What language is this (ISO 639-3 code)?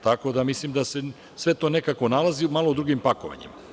srp